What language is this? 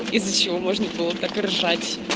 Russian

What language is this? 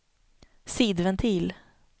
Swedish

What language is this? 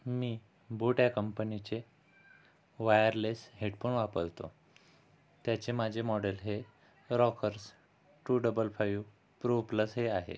Marathi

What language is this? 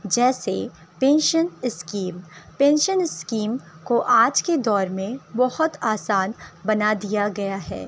Urdu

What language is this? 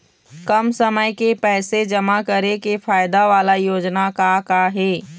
Chhattisgarhi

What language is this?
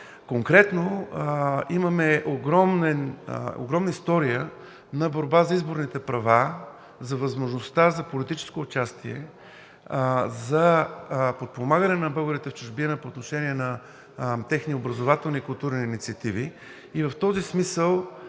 Bulgarian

